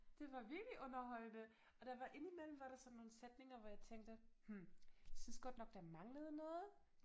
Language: Danish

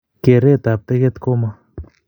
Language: Kalenjin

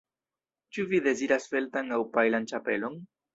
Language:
Esperanto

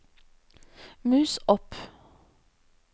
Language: Norwegian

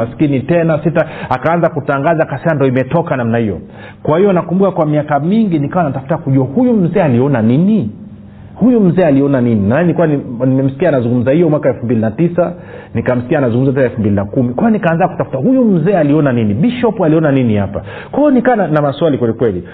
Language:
Swahili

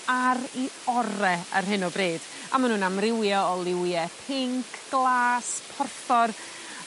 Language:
Welsh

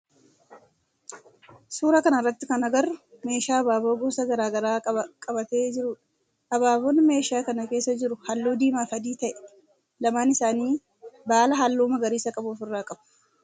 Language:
Oromo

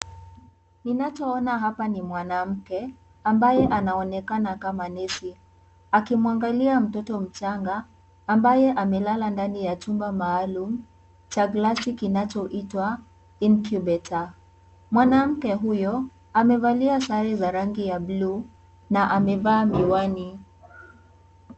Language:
Swahili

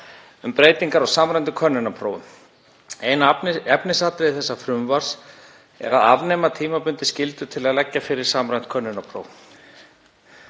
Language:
Icelandic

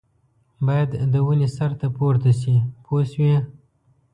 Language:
Pashto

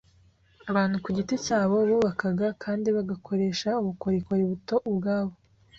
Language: Kinyarwanda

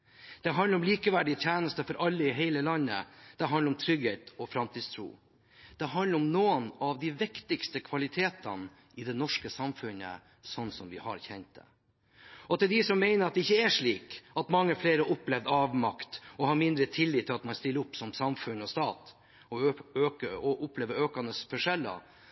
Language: Norwegian Bokmål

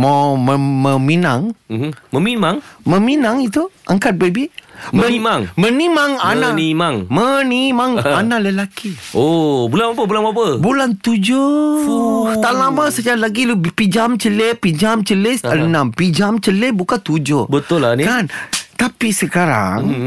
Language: Malay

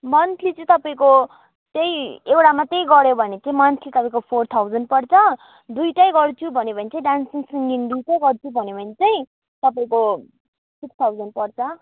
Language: Nepali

